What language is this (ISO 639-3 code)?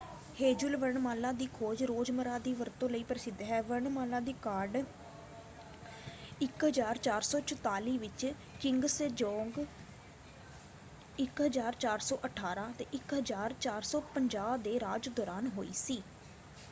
pan